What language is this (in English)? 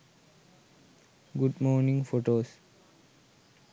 Sinhala